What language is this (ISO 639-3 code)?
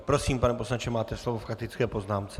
ces